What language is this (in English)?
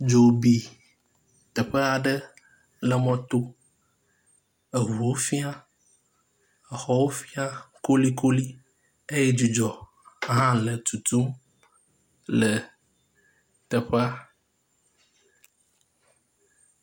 Ewe